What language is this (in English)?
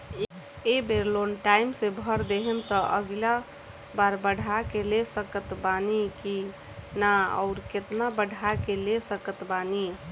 Bhojpuri